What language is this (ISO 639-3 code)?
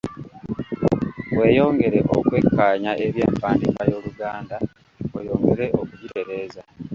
lug